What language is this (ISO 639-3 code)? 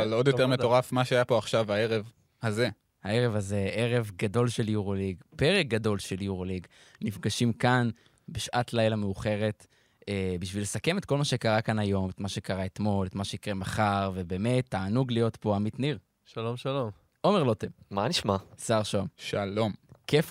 heb